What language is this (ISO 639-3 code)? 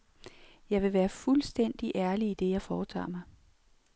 dan